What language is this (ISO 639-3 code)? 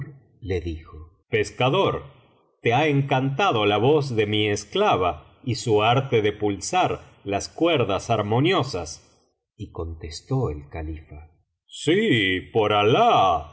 spa